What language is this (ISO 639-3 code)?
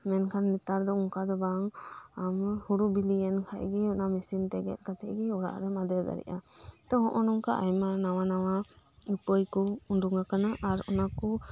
sat